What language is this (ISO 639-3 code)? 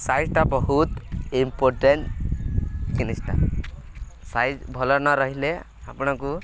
ori